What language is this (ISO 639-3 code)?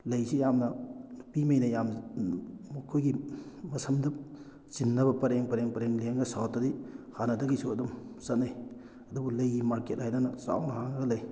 mni